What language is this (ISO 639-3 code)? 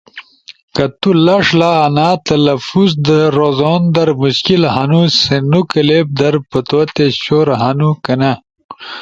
ush